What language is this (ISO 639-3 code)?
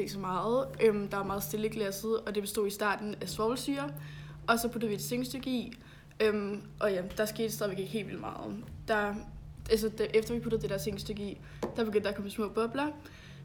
dan